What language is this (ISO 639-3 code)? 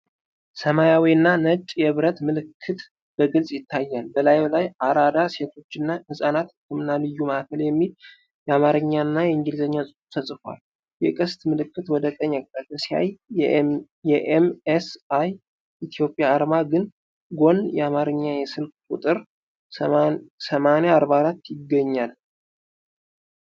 amh